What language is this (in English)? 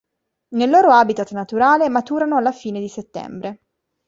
Italian